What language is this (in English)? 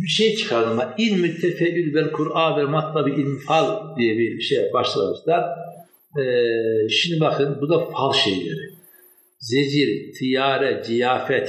Turkish